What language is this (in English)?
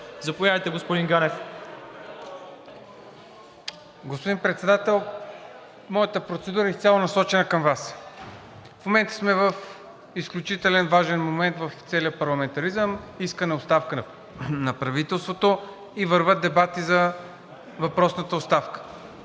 Bulgarian